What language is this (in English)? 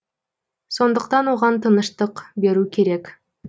Kazakh